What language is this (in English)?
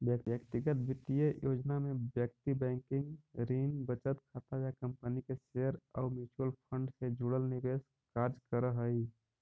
Magahi